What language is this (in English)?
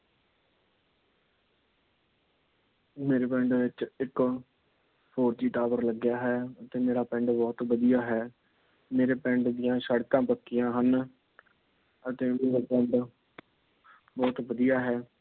Punjabi